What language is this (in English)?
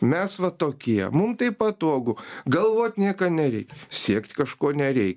Lithuanian